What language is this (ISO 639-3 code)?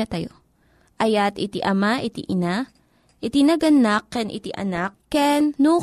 fil